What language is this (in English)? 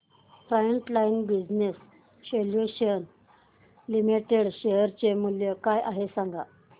Marathi